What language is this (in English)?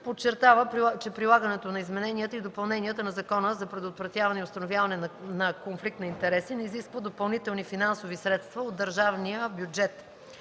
Bulgarian